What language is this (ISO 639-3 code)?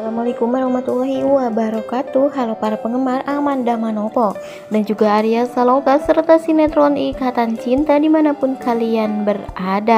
ind